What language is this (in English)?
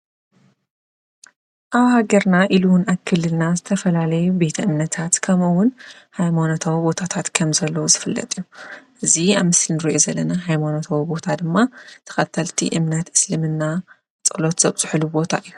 Tigrinya